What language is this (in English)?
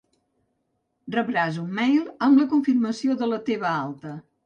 Catalan